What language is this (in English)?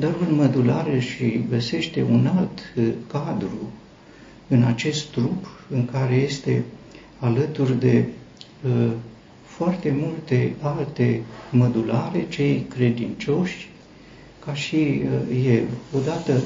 Romanian